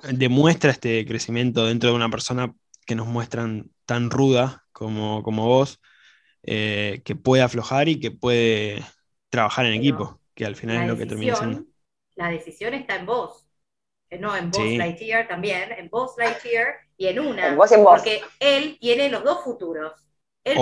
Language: Spanish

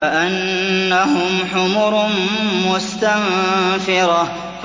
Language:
Arabic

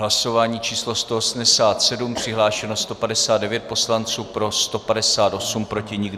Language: Czech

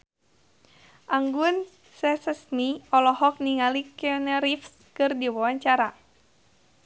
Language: Sundanese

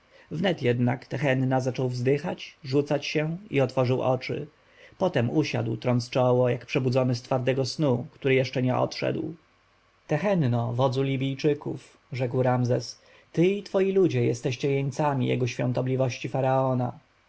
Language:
Polish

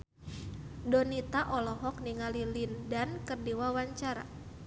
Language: Sundanese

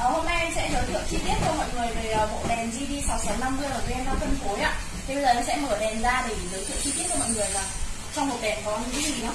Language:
Vietnamese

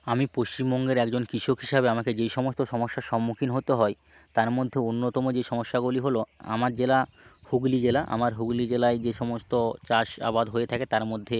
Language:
Bangla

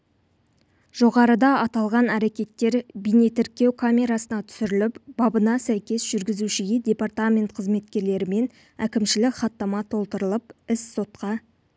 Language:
Kazakh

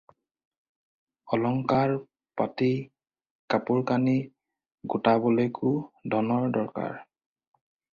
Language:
Assamese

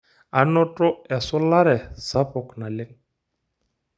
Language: Masai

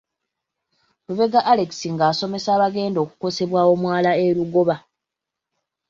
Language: Ganda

